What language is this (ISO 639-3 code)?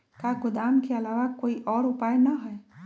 mag